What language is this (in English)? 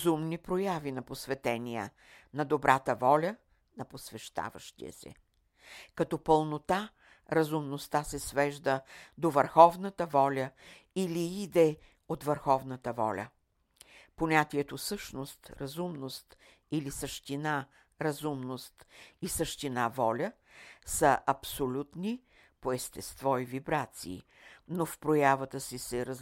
Bulgarian